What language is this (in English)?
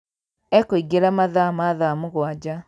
Kikuyu